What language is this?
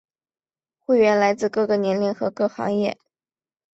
Chinese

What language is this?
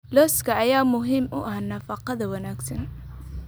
Somali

